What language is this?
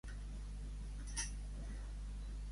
Catalan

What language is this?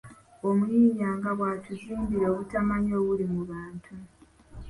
Ganda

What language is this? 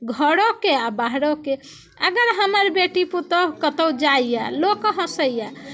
Maithili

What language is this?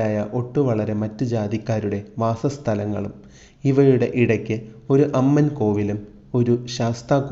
Malayalam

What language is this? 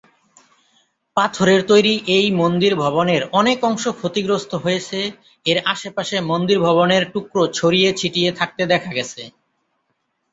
Bangla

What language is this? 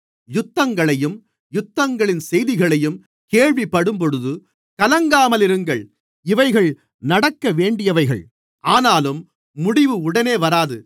Tamil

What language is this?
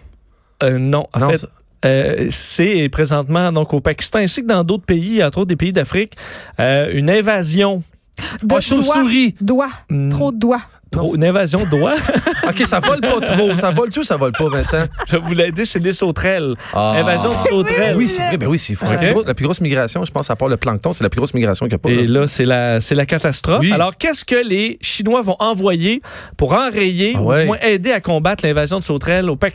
French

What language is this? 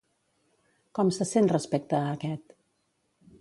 Catalan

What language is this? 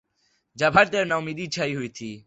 Urdu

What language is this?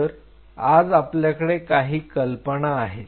Marathi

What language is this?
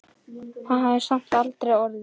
Icelandic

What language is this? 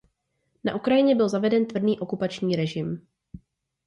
Czech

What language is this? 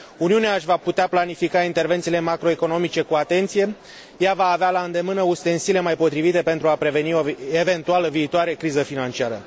Romanian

